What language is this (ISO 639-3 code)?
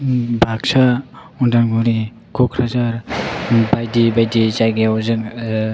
brx